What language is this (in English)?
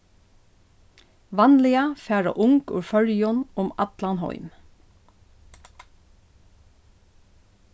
Faroese